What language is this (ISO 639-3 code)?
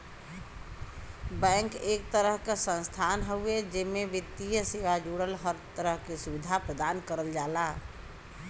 bho